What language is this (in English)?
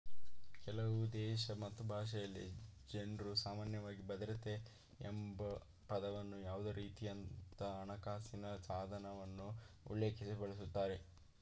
Kannada